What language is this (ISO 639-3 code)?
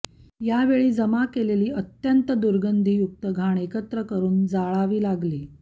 mar